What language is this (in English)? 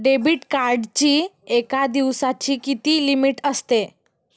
Marathi